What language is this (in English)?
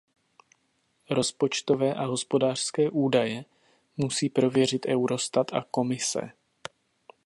Czech